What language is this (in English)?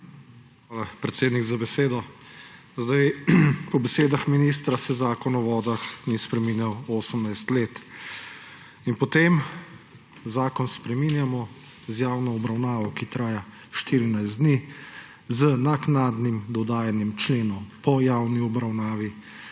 Slovenian